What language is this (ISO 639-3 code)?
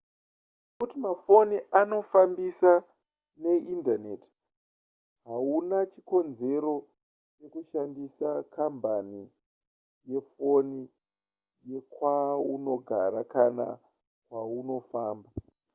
sna